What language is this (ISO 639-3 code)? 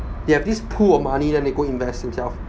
eng